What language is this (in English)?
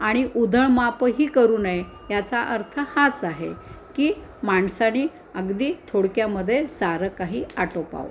Marathi